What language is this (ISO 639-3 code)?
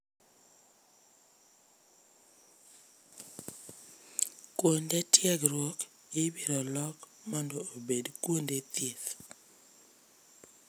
luo